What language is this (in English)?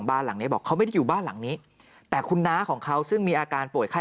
Thai